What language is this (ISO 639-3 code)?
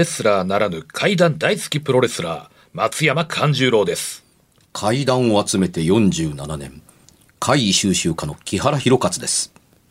jpn